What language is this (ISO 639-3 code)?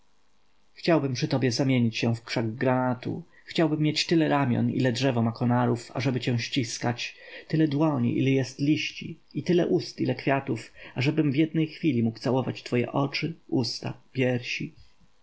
pol